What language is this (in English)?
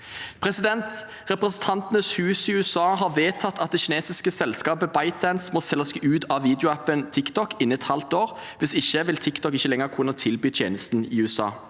Norwegian